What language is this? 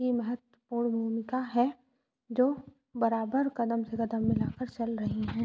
Hindi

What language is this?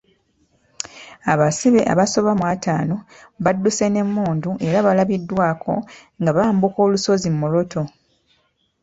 Ganda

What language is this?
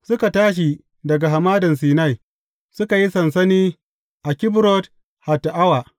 Hausa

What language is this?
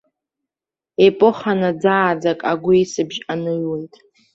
Abkhazian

